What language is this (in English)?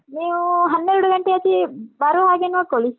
Kannada